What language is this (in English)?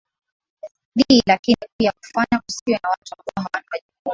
Swahili